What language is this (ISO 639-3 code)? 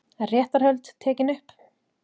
isl